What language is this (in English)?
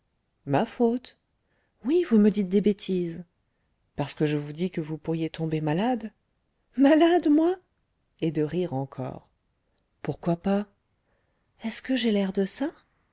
French